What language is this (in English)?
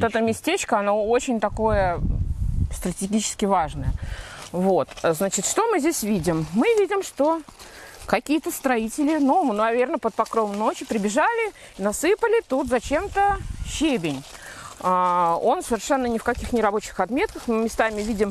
Russian